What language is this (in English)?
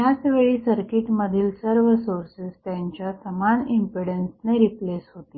Marathi